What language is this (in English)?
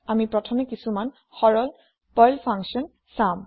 Assamese